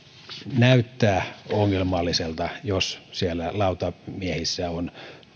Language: Finnish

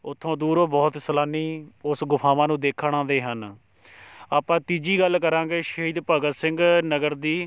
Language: Punjabi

